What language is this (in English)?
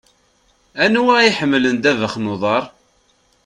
Kabyle